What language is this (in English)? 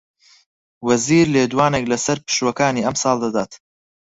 Central Kurdish